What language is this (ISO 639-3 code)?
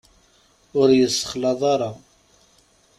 kab